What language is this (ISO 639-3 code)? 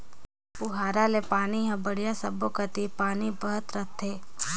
hne